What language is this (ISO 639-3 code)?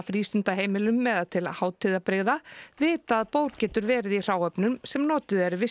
isl